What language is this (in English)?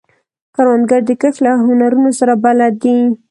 Pashto